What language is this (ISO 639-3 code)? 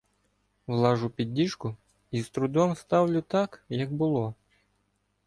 ukr